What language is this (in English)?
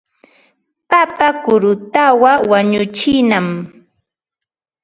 Ambo-Pasco Quechua